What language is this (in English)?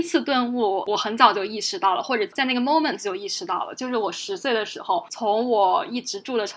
Chinese